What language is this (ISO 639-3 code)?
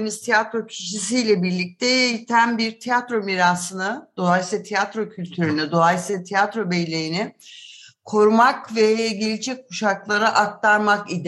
tur